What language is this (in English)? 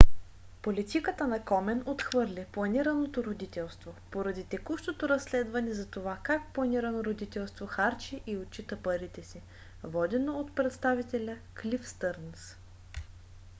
Bulgarian